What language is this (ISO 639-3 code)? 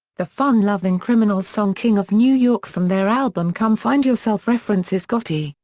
eng